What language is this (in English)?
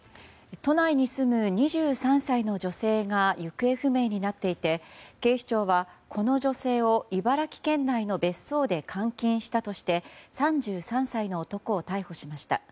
Japanese